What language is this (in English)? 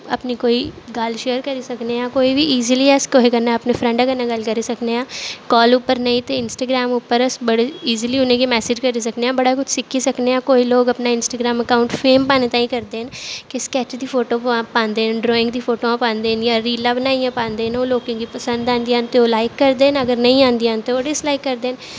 Dogri